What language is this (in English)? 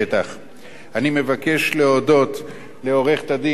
Hebrew